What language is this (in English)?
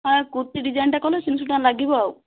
Odia